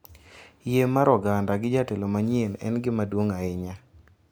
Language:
Luo (Kenya and Tanzania)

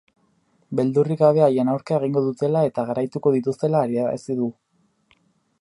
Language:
Basque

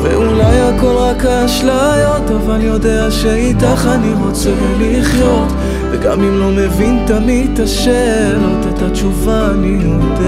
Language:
Hebrew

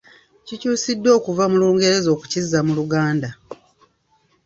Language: Ganda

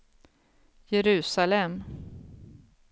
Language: Swedish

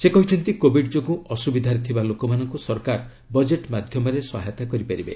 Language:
Odia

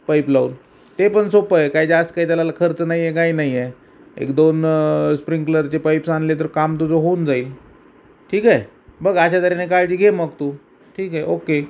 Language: Marathi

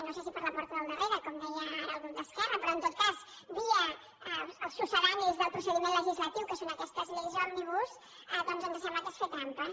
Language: Catalan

